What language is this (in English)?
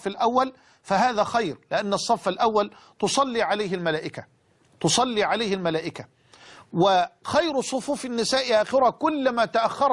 Arabic